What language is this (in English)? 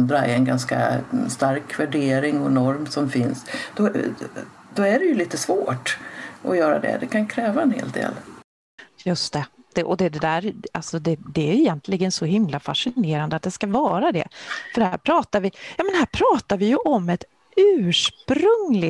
Swedish